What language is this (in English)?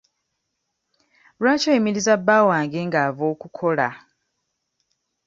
Ganda